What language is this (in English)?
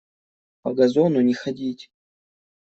Russian